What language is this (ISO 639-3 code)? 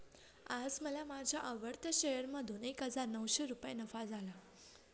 mar